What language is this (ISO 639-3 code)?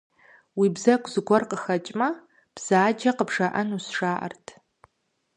kbd